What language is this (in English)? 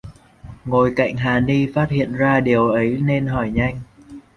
Vietnamese